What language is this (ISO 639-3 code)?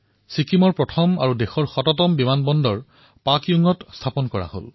asm